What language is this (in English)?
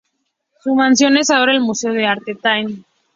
Spanish